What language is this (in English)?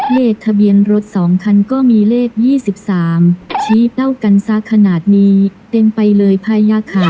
Thai